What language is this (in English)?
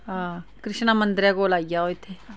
Dogri